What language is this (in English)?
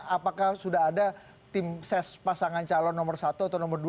Indonesian